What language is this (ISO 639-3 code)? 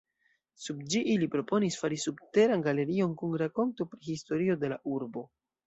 epo